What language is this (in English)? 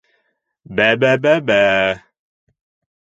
Bashkir